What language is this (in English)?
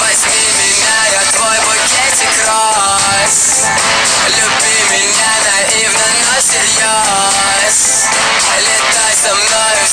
Russian